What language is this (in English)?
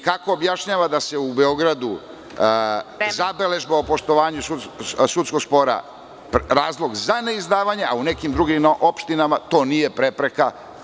Serbian